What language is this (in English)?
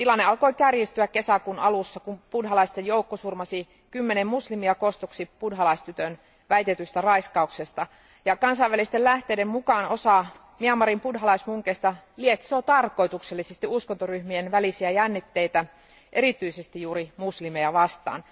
Finnish